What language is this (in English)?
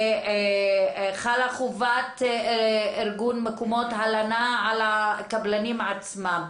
Hebrew